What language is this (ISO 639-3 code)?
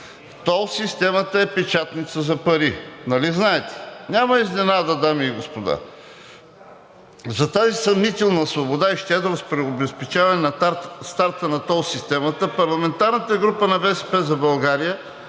bul